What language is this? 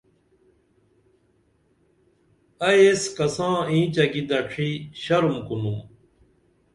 Dameli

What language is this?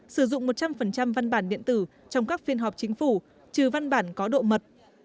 Vietnamese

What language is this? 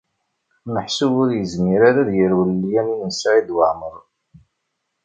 Kabyle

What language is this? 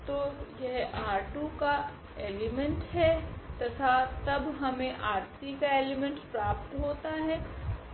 Hindi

